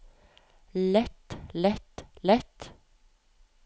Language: Norwegian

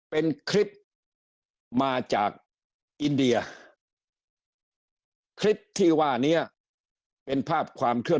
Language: Thai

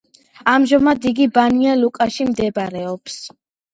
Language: Georgian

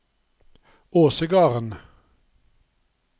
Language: Norwegian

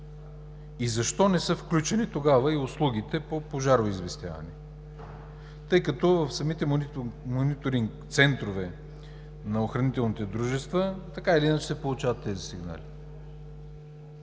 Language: Bulgarian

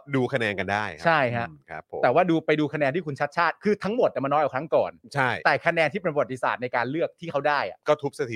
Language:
Thai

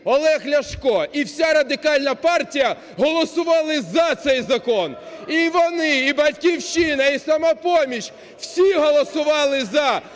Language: Ukrainian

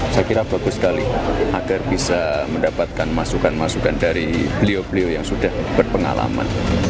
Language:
Indonesian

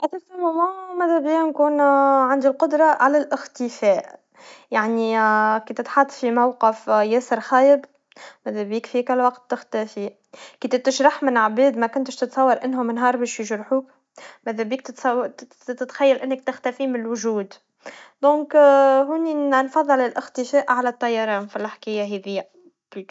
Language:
Tunisian Arabic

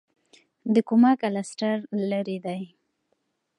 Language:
Pashto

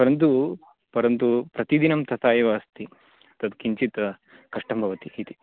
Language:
Sanskrit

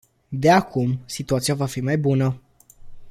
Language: Romanian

